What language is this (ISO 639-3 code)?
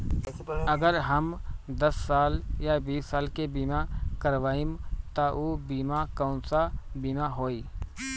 bho